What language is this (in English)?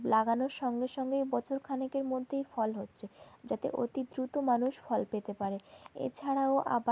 Bangla